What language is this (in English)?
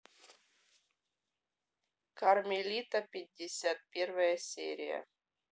Russian